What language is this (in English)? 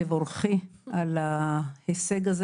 Hebrew